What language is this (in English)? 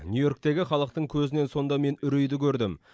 Kazakh